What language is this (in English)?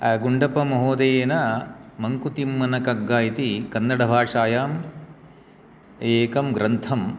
Sanskrit